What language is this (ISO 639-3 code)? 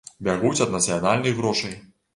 bel